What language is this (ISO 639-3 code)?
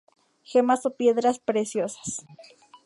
spa